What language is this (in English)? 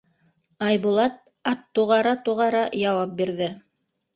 Bashkir